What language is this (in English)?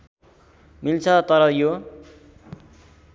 Nepali